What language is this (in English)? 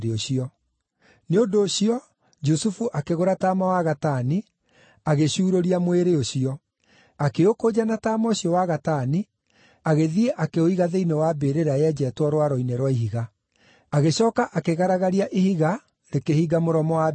Kikuyu